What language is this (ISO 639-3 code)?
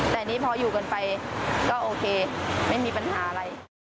tha